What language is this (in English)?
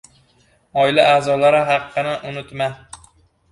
Uzbek